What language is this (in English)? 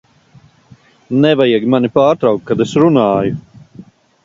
Latvian